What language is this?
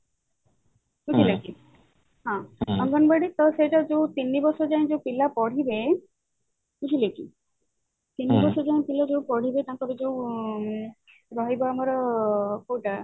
Odia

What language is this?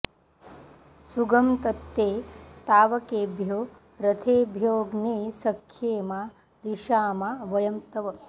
Sanskrit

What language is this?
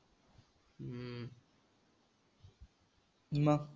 Marathi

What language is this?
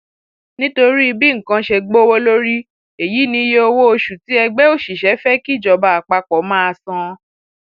Yoruba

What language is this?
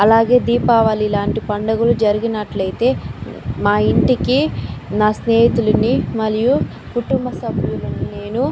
Telugu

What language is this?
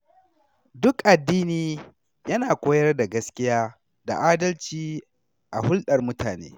Hausa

